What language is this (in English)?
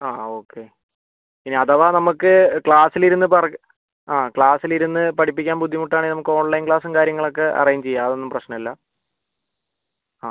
Malayalam